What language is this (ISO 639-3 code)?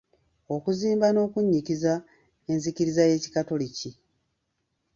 lug